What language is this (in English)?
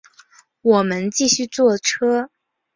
Chinese